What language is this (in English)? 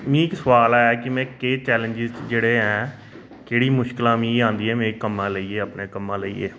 Dogri